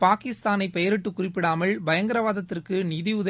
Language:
Tamil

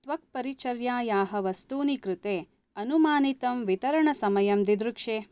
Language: Sanskrit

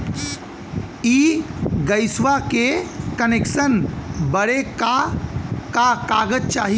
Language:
Bhojpuri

